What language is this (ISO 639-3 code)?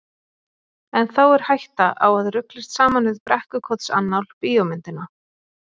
isl